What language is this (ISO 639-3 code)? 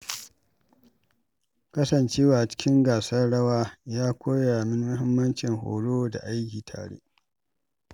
hau